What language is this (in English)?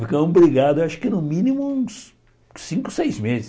Portuguese